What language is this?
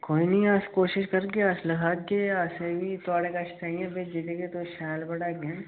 Dogri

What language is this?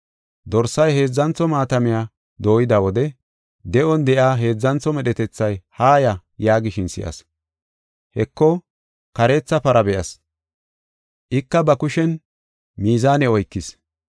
Gofa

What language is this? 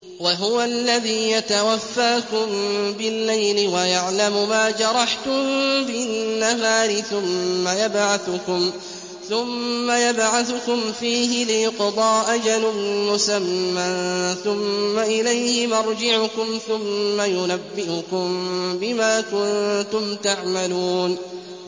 Arabic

